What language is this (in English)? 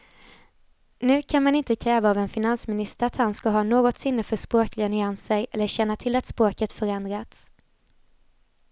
Swedish